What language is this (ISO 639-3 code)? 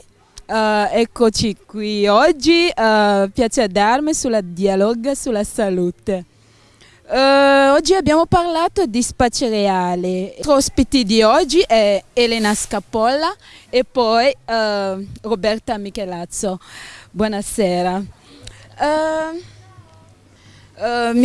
ita